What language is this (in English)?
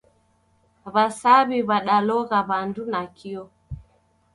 Taita